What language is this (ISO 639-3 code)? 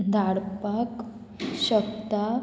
kok